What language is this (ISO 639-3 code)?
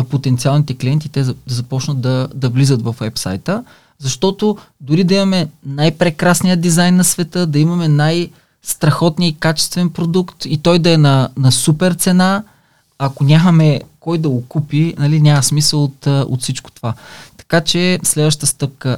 bul